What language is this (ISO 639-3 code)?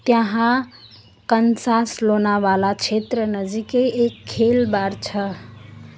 nep